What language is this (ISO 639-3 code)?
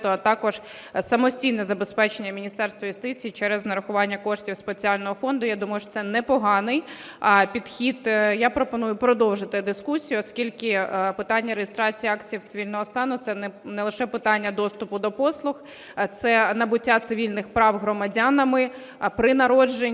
ukr